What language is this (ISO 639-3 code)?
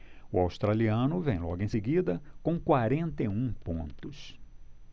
por